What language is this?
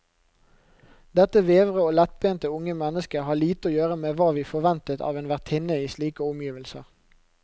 Norwegian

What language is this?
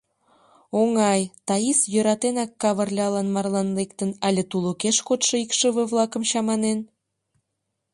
Mari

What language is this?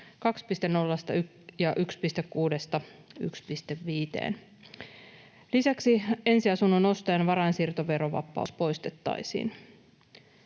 Finnish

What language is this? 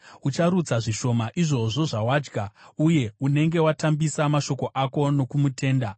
Shona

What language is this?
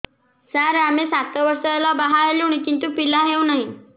Odia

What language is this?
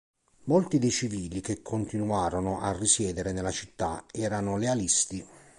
Italian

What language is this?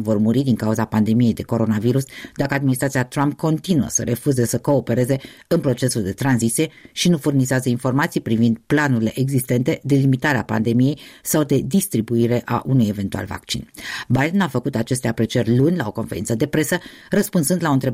Romanian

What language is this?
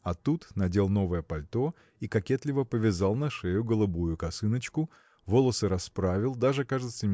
Russian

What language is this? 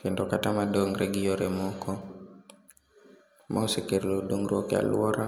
Luo (Kenya and Tanzania)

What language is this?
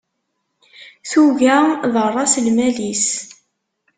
Kabyle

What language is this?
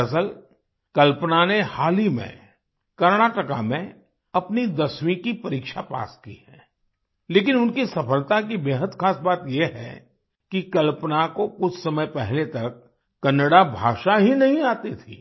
Hindi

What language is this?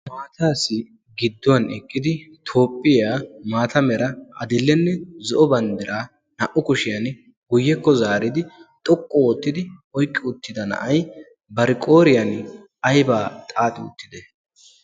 Wolaytta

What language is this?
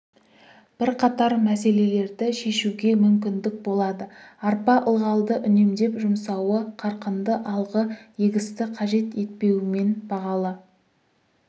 Kazakh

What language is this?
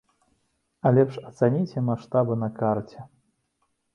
Belarusian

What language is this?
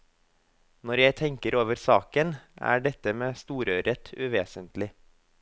Norwegian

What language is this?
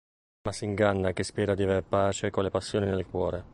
Italian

